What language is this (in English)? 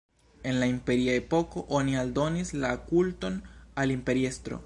Esperanto